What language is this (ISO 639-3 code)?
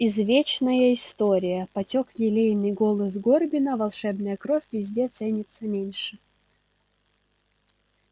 rus